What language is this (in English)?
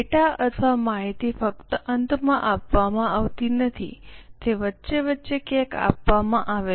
Gujarati